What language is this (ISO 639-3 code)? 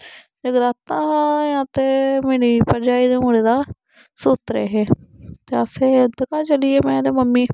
doi